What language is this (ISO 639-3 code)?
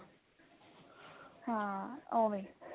pan